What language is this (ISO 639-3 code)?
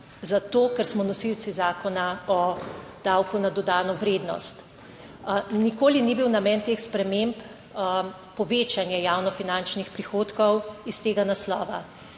slv